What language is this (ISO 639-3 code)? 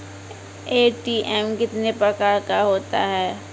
mai